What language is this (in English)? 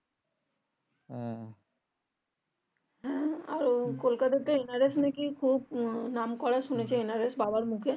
Bangla